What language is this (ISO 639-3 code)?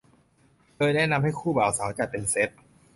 tha